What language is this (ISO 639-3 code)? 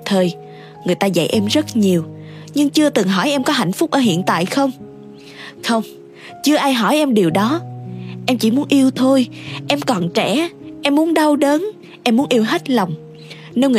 vie